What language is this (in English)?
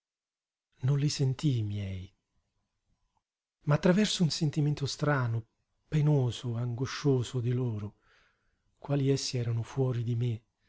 Italian